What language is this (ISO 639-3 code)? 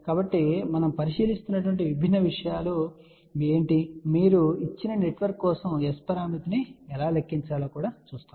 tel